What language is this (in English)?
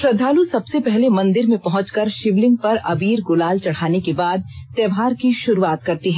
Hindi